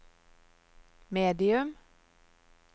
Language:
Norwegian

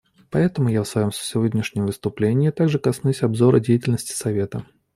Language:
Russian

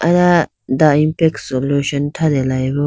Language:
Idu-Mishmi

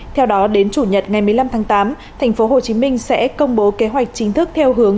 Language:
Vietnamese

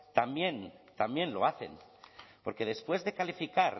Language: Spanish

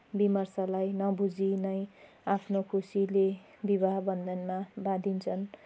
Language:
Nepali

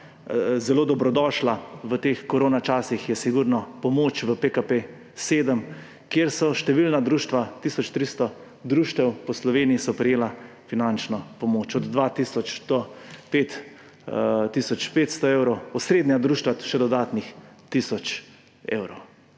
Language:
Slovenian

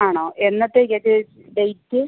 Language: Malayalam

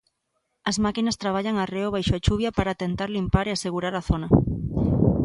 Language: Galician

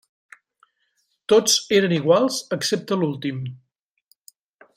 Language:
Catalan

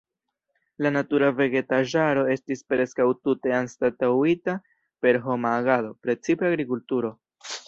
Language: Esperanto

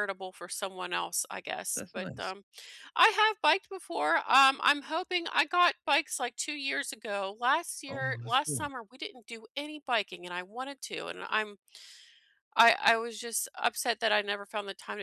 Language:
English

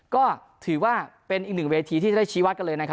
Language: Thai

